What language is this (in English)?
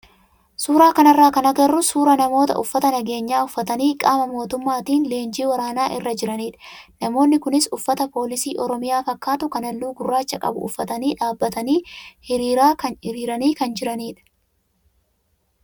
Oromo